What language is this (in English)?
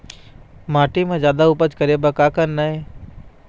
Chhattisgarhi